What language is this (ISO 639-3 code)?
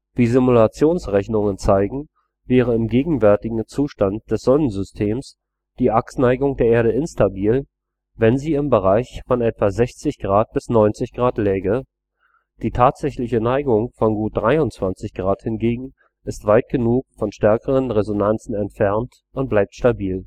deu